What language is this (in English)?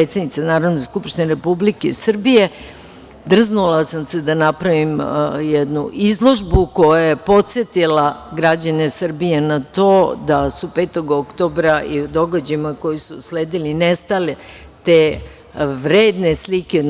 Serbian